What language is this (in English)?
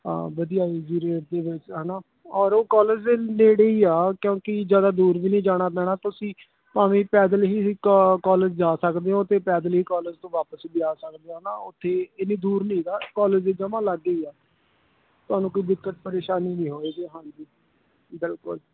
Punjabi